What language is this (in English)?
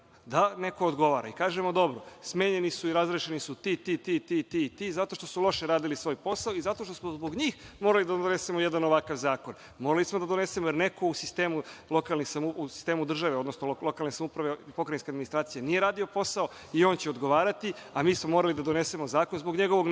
Serbian